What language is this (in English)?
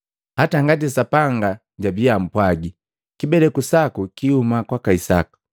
Matengo